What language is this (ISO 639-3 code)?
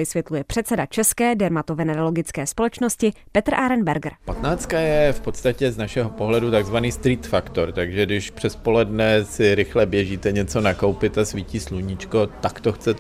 ces